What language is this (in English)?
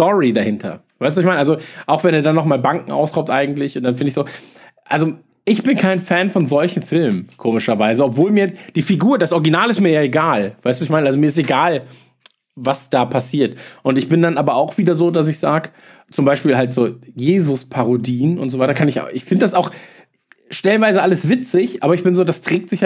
German